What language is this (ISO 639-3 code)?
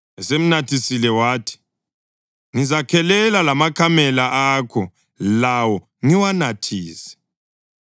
nde